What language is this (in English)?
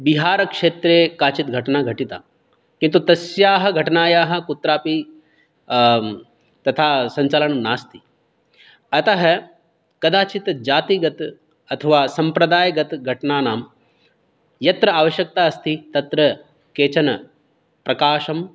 Sanskrit